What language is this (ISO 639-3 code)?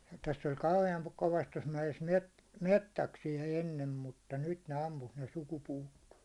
fin